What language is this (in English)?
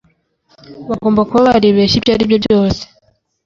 Kinyarwanda